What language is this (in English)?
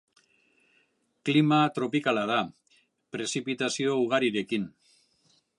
Basque